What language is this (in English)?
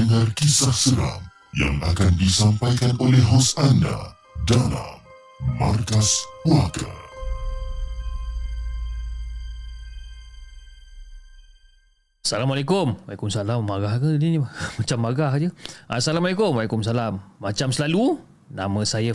Malay